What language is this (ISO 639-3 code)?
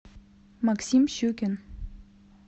rus